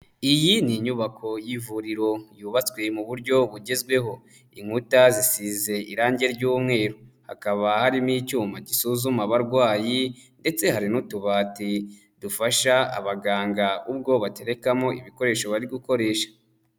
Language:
Kinyarwanda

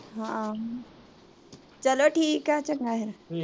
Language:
Punjabi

